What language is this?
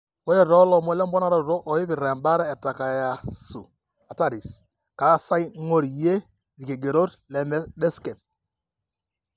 Masai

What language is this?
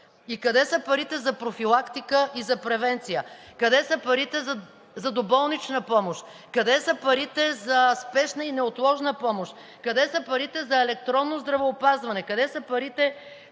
Bulgarian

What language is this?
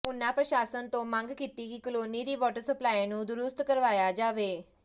Punjabi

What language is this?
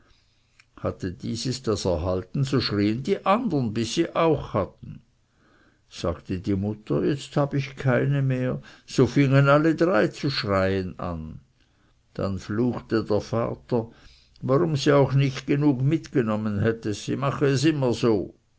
German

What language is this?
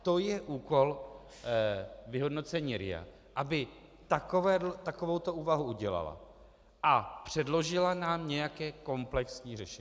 Czech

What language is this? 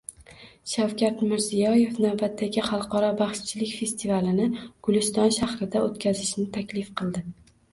Uzbek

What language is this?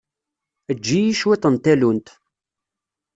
Kabyle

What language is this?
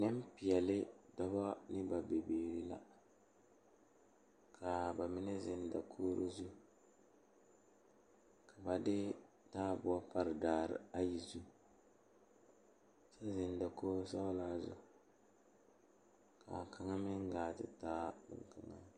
Southern Dagaare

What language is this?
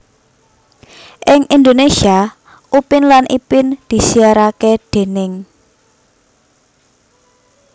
Javanese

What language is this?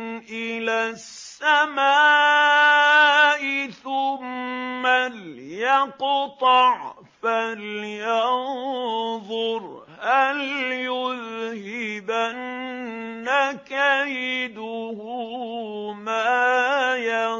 Arabic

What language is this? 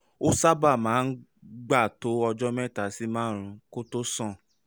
Yoruba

